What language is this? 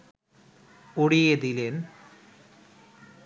Bangla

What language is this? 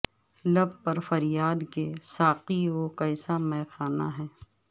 Urdu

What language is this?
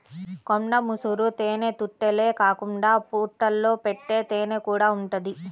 Telugu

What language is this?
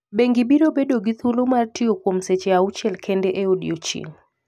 Luo (Kenya and Tanzania)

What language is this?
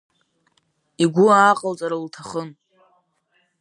Abkhazian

